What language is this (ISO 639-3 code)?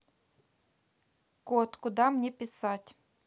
rus